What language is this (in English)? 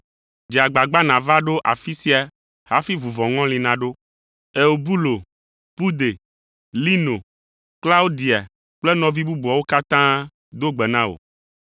Ewe